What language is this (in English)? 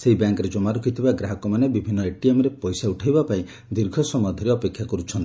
Odia